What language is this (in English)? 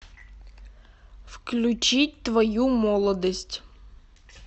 Russian